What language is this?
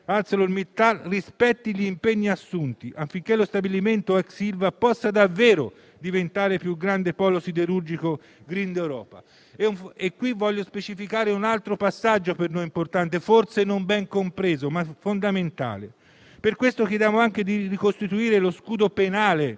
Italian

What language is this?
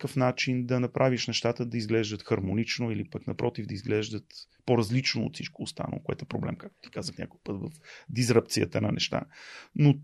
Bulgarian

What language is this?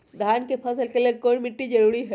Magahi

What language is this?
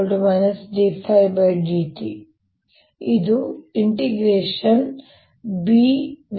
Kannada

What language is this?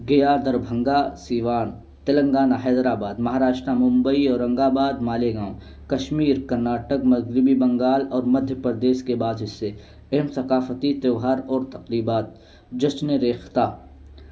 Urdu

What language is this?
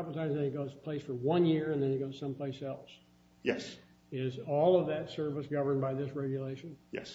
English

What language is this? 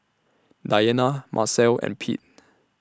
English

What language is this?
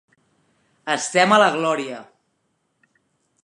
Catalan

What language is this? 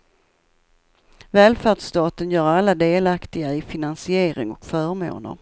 Swedish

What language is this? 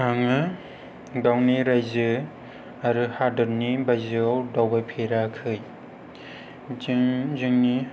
Bodo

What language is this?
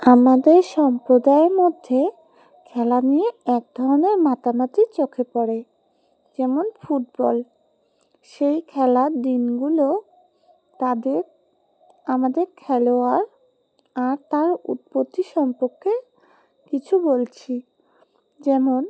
Bangla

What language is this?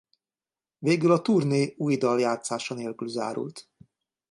Hungarian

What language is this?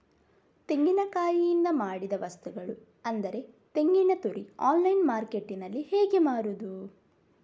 Kannada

